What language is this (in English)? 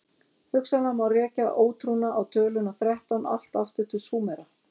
Icelandic